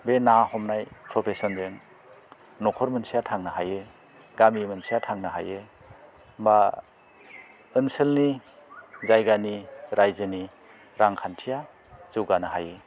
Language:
Bodo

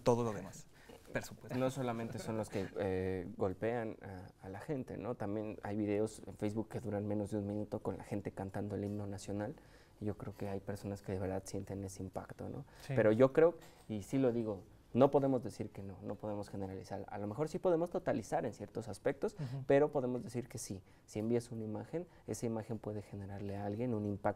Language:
Spanish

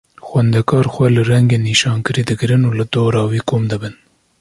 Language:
Kurdish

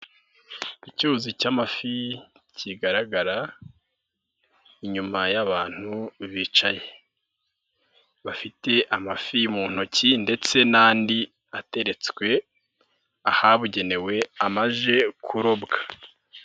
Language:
Kinyarwanda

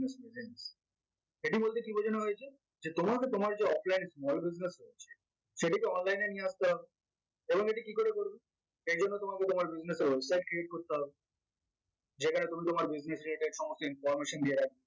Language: Bangla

